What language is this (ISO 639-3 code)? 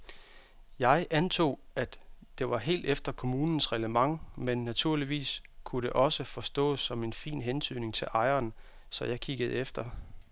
dan